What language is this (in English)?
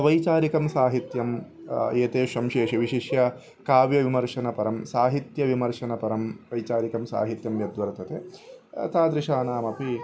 Sanskrit